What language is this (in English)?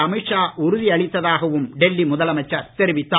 Tamil